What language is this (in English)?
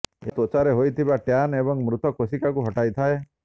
Odia